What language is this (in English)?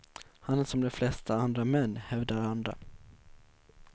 Swedish